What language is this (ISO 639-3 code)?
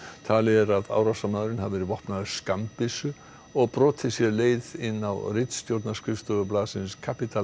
isl